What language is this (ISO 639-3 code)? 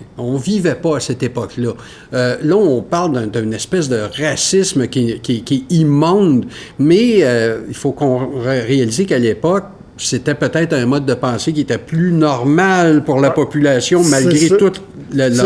fra